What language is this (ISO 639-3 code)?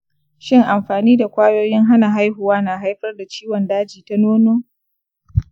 hau